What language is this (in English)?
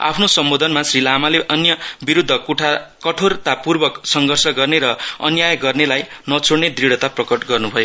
Nepali